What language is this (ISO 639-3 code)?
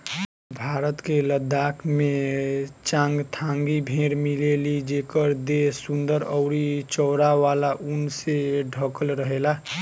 bho